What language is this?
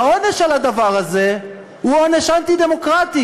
Hebrew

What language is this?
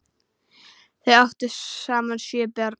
Icelandic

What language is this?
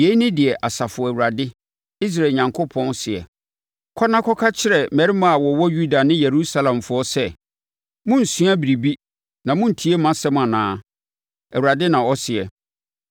Akan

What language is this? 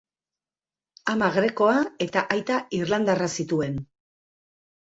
Basque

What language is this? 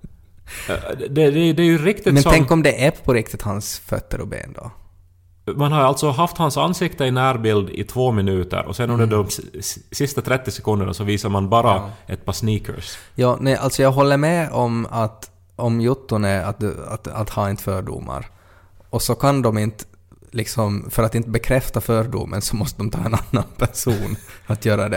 Swedish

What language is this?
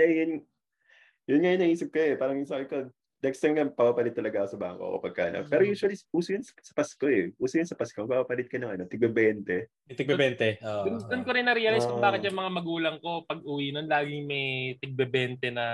Filipino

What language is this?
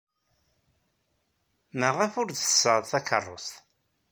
Kabyle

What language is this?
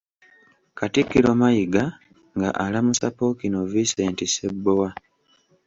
Ganda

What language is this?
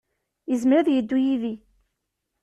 Kabyle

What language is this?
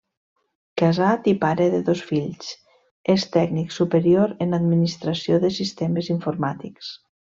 Catalan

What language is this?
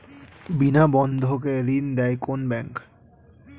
Bangla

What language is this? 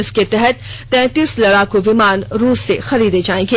Hindi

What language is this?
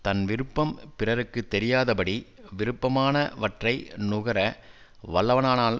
Tamil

